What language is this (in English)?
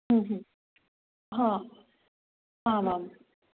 Sanskrit